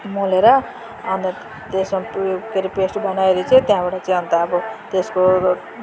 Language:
Nepali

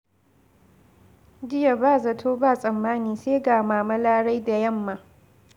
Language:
Hausa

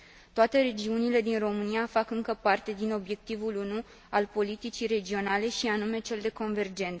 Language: Romanian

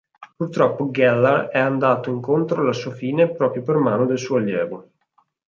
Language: Italian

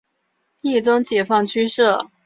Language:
Chinese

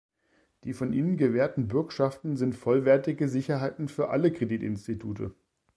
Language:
German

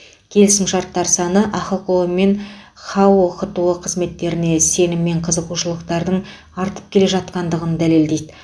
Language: Kazakh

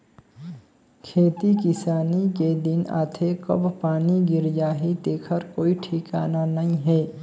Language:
Chhattisgarhi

